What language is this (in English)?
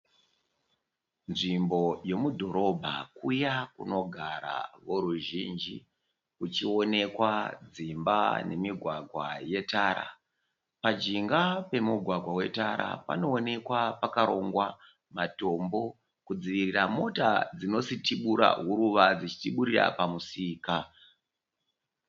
Shona